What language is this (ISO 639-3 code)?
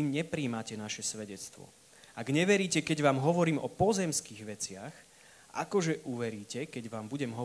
slk